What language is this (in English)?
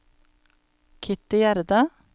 Norwegian